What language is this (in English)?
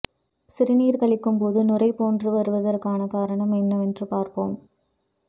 Tamil